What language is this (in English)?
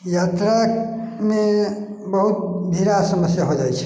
Maithili